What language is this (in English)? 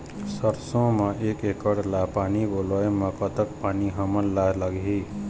Chhattisgarhi